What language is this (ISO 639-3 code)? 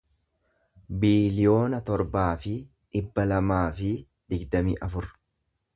orm